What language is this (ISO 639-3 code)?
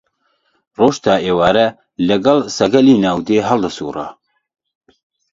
ckb